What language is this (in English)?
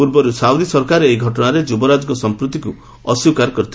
Odia